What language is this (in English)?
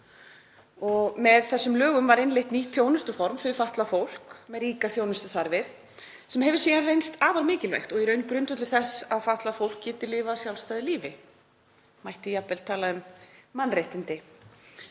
Icelandic